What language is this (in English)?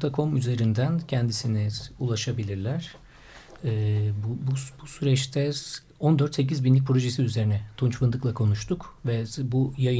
Turkish